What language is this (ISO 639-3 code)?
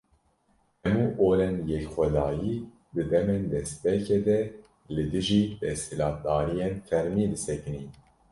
kur